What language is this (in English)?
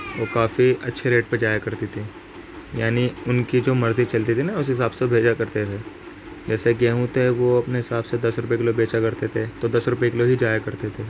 Urdu